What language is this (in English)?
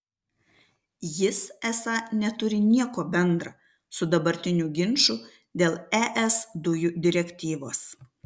Lithuanian